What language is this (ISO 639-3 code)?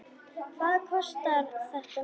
isl